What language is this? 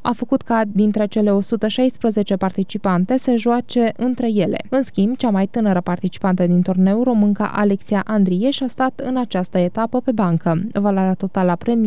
Romanian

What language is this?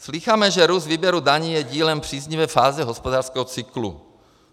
Czech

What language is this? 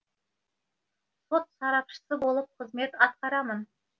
Kazakh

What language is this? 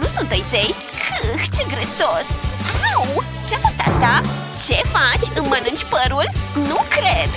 Romanian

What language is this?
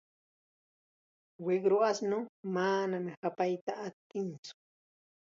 Chiquián Ancash Quechua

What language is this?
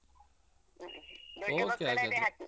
Kannada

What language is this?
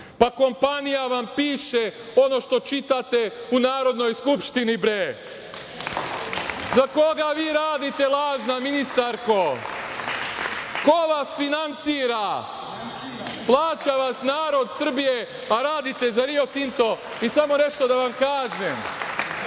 Serbian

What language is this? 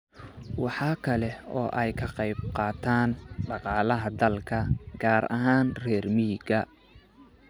Somali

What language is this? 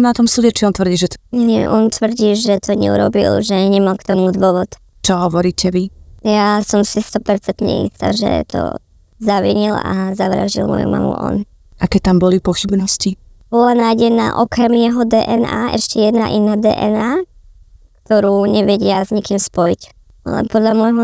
Slovak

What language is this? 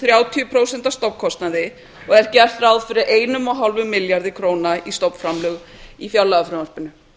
Icelandic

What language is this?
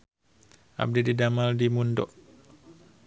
Sundanese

